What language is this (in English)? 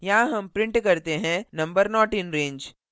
Hindi